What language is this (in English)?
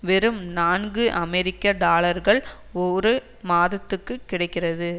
Tamil